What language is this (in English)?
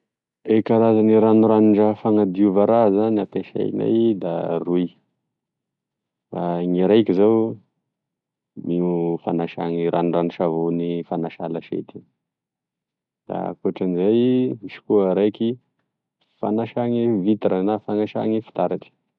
Tesaka Malagasy